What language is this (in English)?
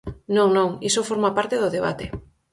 Galician